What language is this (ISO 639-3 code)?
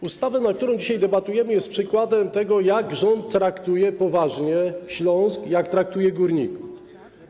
pol